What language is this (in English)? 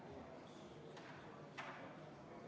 Estonian